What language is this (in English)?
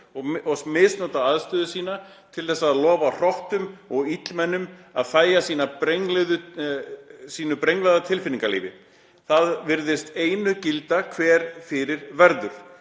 Icelandic